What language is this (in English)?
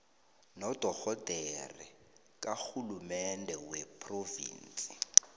South Ndebele